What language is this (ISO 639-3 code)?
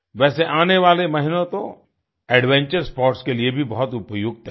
hin